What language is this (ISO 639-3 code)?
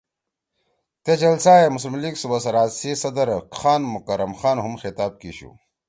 trw